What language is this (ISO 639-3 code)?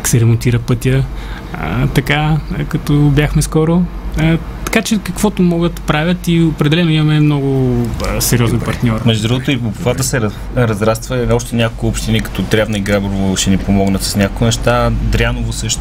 bul